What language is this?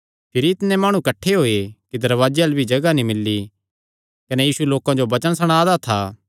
Kangri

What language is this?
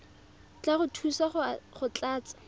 Tswana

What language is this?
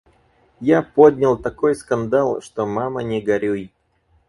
Russian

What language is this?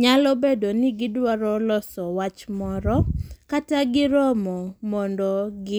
Luo (Kenya and Tanzania)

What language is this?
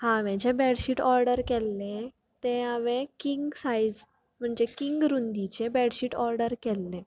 Konkani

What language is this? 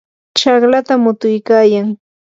Yanahuanca Pasco Quechua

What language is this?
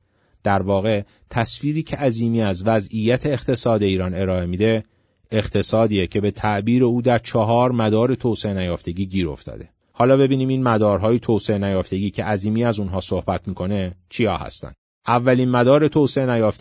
Persian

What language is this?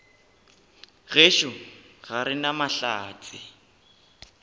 Northern Sotho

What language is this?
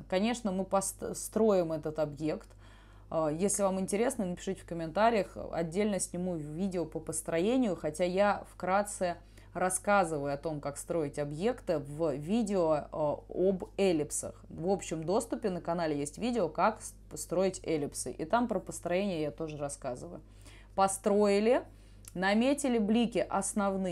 Russian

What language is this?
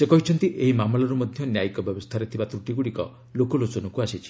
Odia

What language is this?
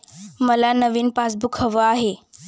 Marathi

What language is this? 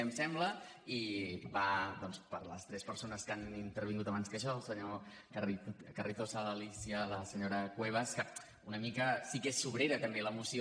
Catalan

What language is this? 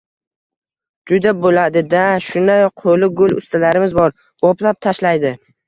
Uzbek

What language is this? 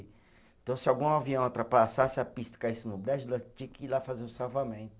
Portuguese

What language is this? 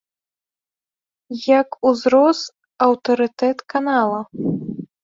Belarusian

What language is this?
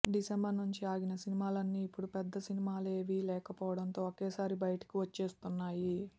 Telugu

